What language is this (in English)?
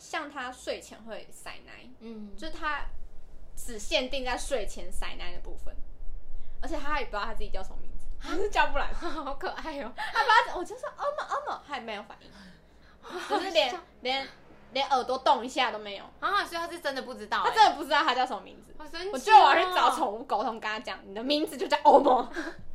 Chinese